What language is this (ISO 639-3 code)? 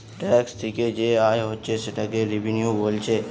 ben